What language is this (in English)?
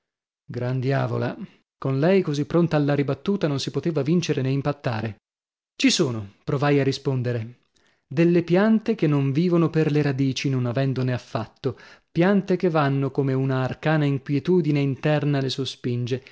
Italian